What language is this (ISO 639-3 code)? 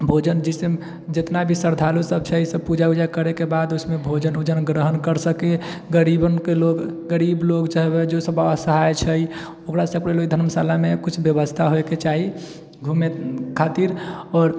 mai